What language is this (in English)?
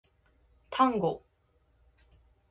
Japanese